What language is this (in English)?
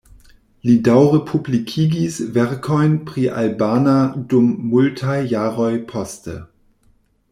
Esperanto